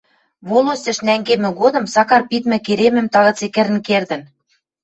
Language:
Western Mari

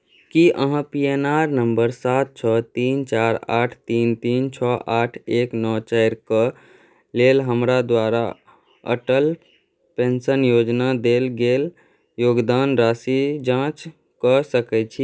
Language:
Maithili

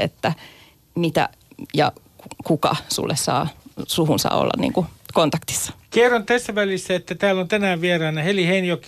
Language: Finnish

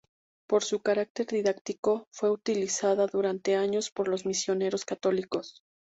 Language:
Spanish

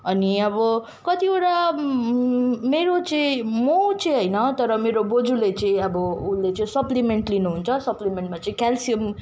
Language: Nepali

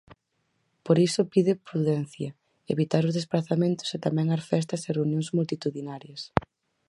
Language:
Galician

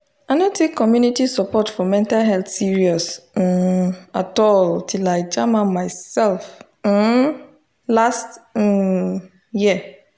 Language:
Nigerian Pidgin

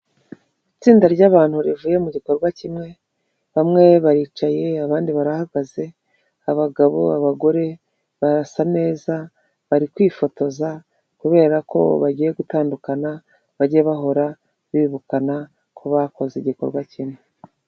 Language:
Kinyarwanda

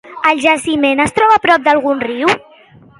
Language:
Catalan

